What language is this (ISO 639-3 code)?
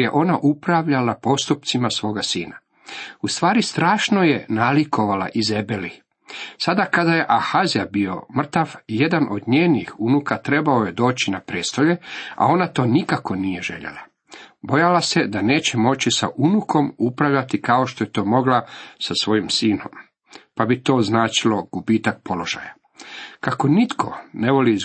hrv